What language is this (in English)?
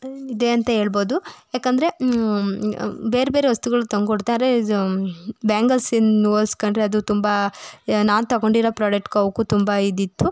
Kannada